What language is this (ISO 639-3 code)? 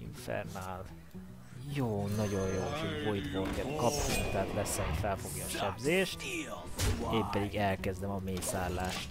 hun